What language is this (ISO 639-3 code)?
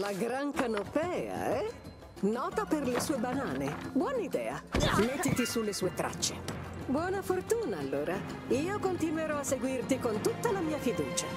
ita